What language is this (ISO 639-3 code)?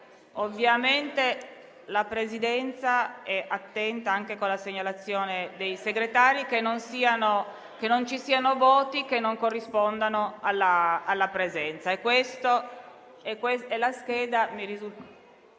ita